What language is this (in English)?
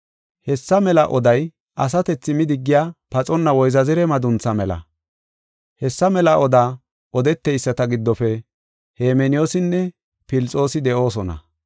Gofa